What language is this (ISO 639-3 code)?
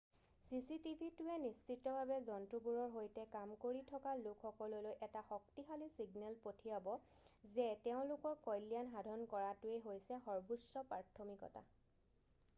asm